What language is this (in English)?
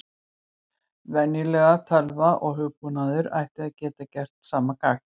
Icelandic